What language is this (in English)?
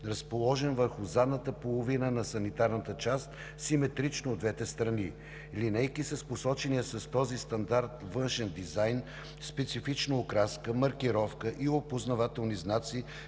Bulgarian